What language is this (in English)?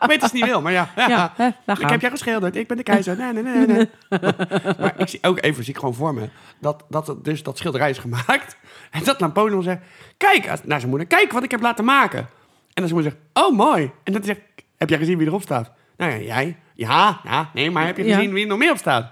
Dutch